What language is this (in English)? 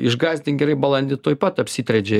Lithuanian